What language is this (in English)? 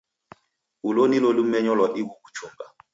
Taita